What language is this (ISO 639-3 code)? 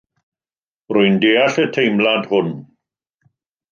cym